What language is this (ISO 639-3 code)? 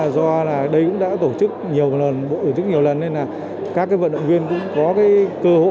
vie